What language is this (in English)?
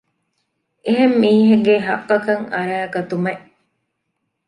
Divehi